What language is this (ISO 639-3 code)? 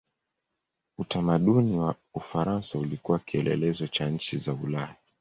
swa